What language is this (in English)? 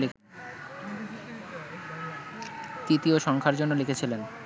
Bangla